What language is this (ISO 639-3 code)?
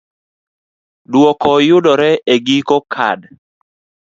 luo